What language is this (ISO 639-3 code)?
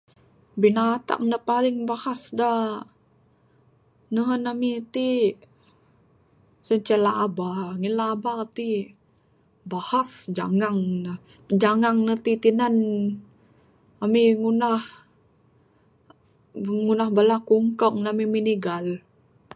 sdo